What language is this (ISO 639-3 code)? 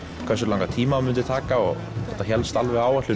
isl